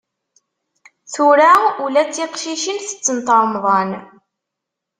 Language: Kabyle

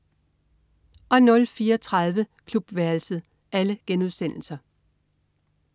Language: Danish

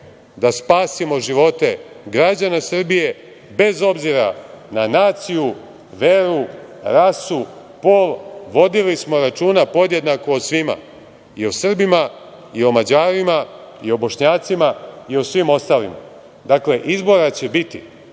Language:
Serbian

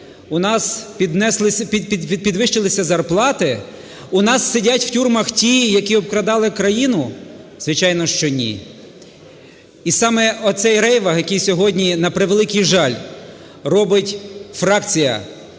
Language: Ukrainian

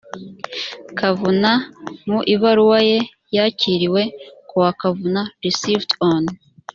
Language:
Kinyarwanda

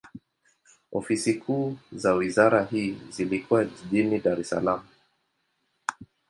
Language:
Swahili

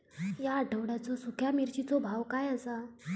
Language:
Marathi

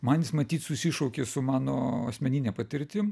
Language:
Lithuanian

